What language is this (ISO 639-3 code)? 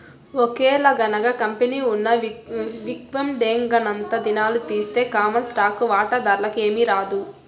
tel